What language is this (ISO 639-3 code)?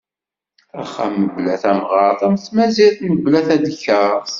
kab